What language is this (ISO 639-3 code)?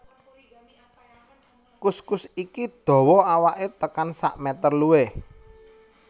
jav